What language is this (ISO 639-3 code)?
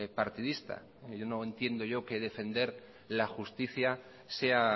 spa